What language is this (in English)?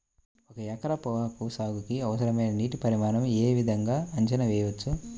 Telugu